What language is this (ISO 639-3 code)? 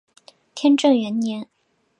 zho